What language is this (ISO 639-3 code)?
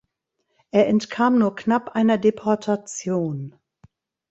deu